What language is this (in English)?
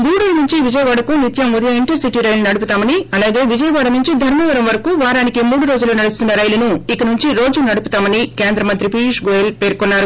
Telugu